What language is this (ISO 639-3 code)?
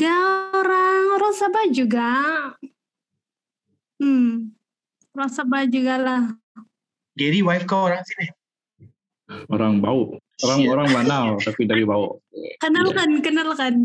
msa